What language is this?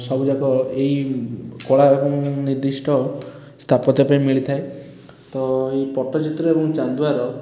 Odia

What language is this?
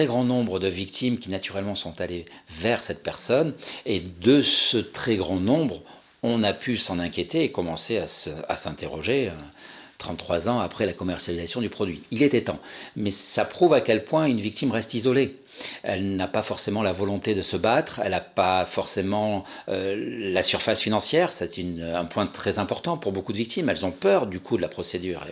French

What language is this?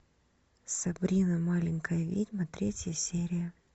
Russian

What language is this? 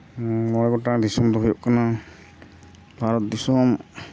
Santali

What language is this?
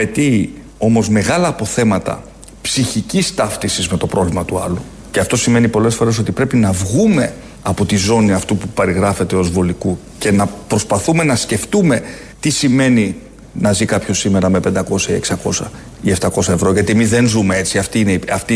Greek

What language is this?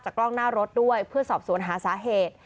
Thai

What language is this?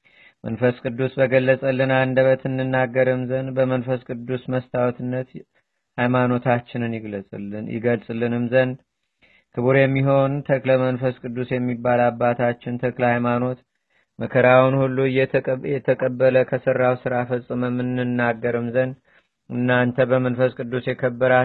Amharic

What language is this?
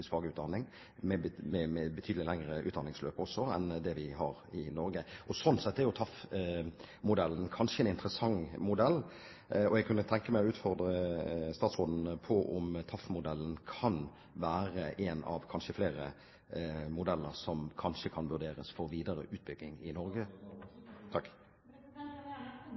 Norwegian Bokmål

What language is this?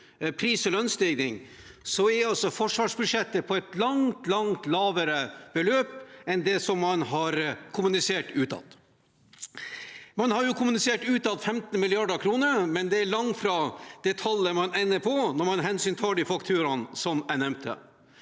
Norwegian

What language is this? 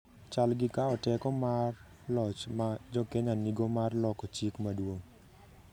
Luo (Kenya and Tanzania)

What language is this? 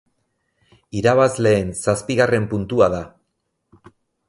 Basque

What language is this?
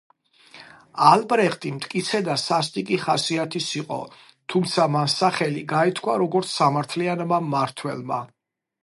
Georgian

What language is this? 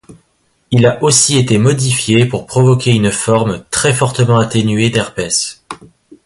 French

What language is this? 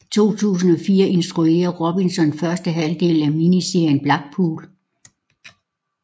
Danish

